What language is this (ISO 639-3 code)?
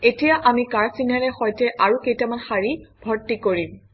asm